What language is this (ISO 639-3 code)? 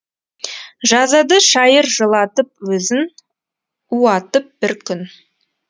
kaz